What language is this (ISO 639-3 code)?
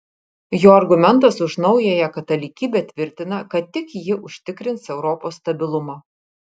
lit